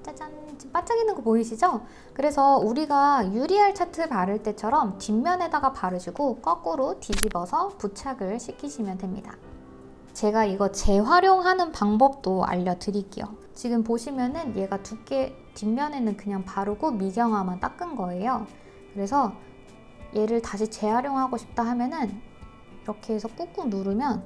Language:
Korean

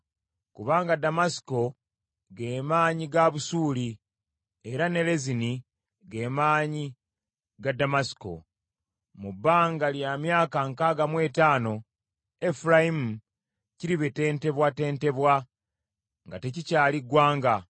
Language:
Ganda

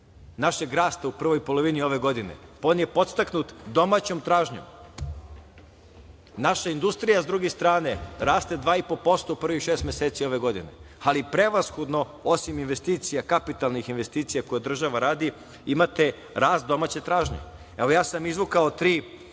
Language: Serbian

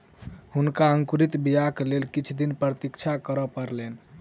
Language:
Maithili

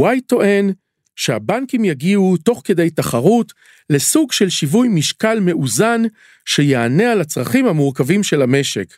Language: Hebrew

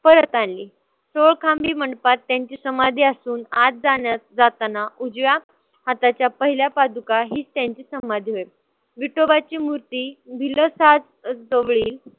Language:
Marathi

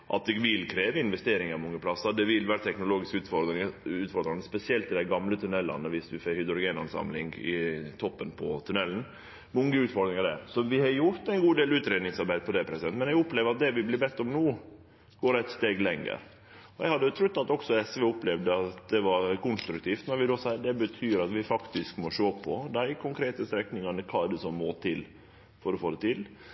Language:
Norwegian Nynorsk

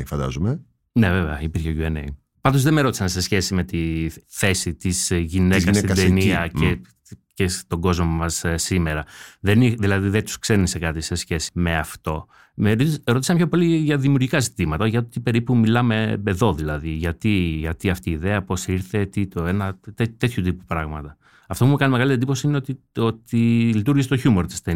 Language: Greek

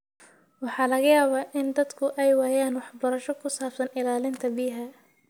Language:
Somali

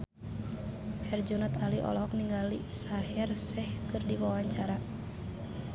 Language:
Sundanese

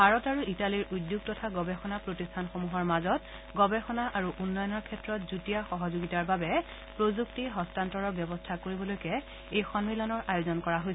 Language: Assamese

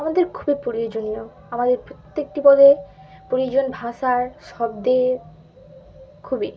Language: Bangla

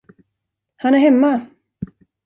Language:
Swedish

